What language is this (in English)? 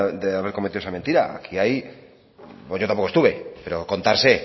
Spanish